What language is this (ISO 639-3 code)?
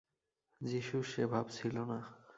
ben